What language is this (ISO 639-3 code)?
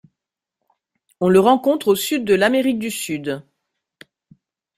fra